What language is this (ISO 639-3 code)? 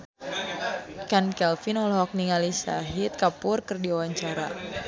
sun